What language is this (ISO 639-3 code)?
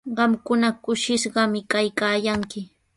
qws